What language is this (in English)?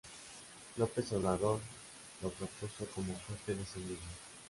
Spanish